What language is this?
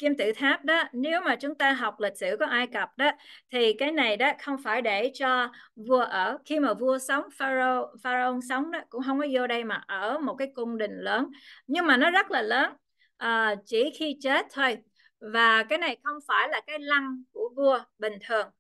Vietnamese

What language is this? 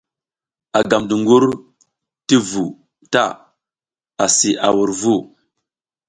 South Giziga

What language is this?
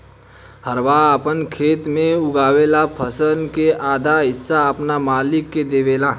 Bhojpuri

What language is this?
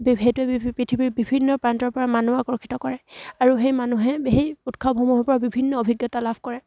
Assamese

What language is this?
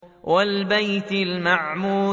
Arabic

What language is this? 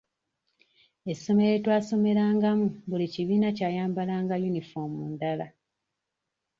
Ganda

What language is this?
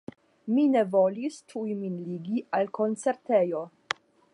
Esperanto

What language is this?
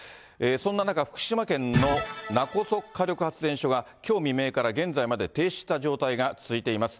Japanese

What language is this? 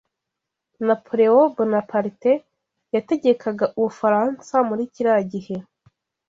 Kinyarwanda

